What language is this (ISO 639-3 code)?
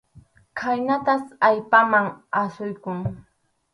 qxu